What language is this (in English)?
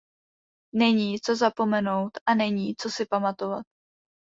Czech